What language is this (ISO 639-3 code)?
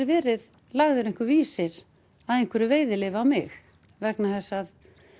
isl